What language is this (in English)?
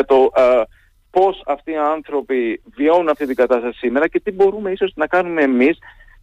Greek